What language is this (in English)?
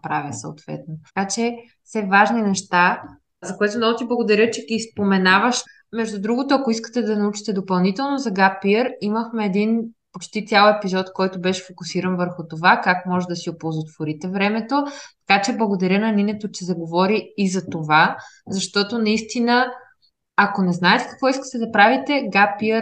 Bulgarian